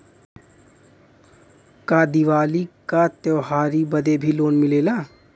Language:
Bhojpuri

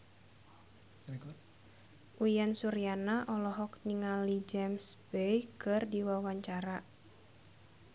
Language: Sundanese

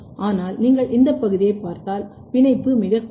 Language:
Tamil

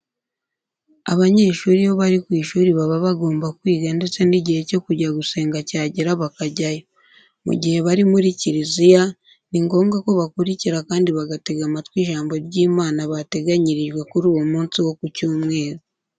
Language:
Kinyarwanda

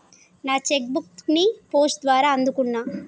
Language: Telugu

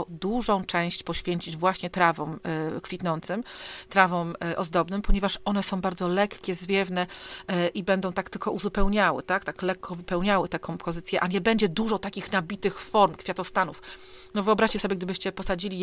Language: Polish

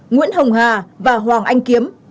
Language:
Vietnamese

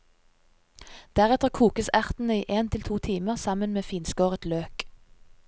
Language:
Norwegian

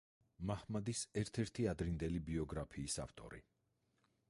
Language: Georgian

